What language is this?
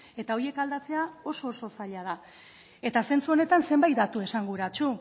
Basque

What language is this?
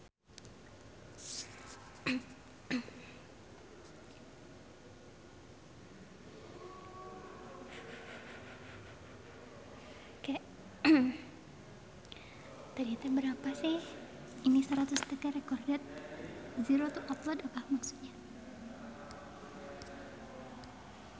Sundanese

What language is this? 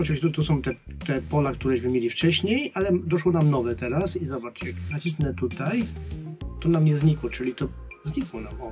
Polish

